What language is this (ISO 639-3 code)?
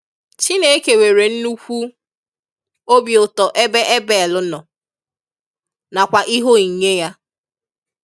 ibo